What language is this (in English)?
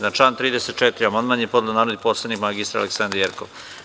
Serbian